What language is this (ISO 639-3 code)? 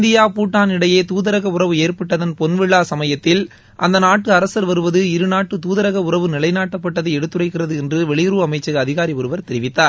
tam